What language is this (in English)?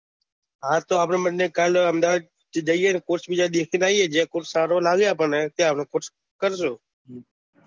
Gujarati